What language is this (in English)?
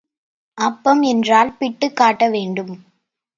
Tamil